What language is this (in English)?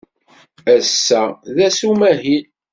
Kabyle